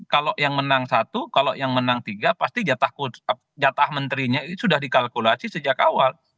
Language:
Indonesian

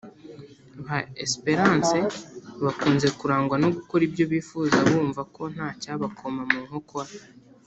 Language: Kinyarwanda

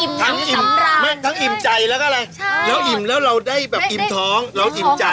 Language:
Thai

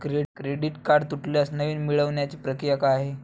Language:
Marathi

